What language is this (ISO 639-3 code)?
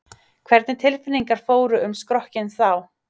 isl